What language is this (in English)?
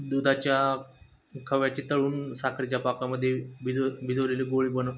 Marathi